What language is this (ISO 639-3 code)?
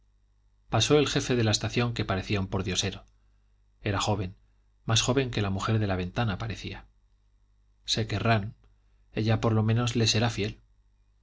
spa